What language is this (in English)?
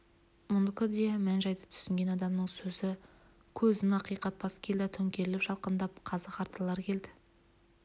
Kazakh